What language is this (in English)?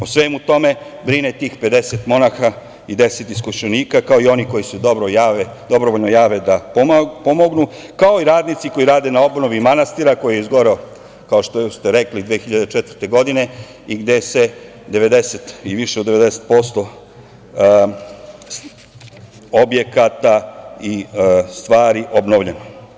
Serbian